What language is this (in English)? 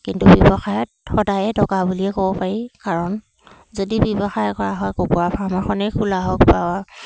Assamese